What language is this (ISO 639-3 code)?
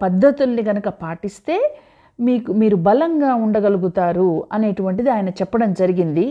tel